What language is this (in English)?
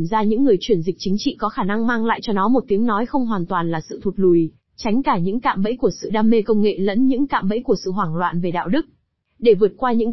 Vietnamese